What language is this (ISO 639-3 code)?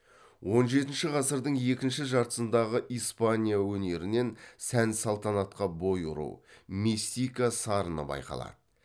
kaz